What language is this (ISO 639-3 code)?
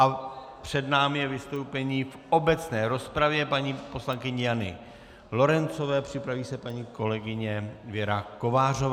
ces